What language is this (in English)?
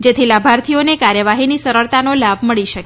Gujarati